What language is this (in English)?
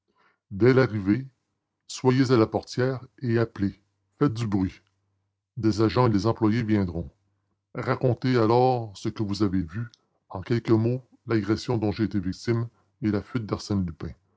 French